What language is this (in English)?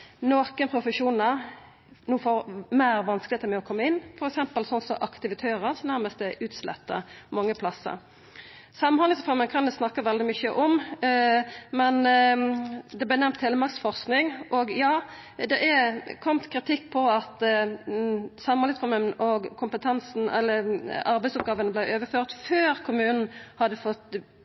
Norwegian Nynorsk